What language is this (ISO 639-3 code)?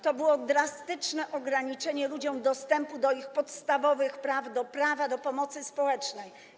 pol